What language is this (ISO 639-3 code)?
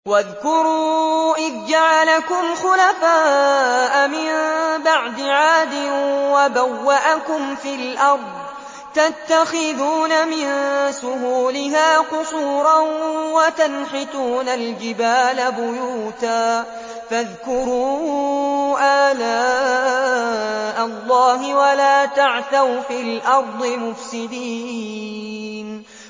ara